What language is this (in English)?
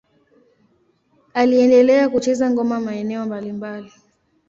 Swahili